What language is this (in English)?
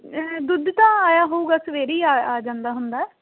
Punjabi